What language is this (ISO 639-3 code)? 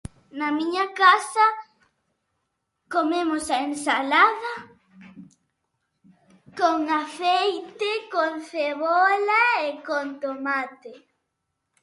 glg